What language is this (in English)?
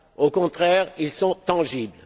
French